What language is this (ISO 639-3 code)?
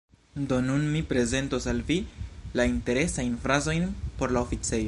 epo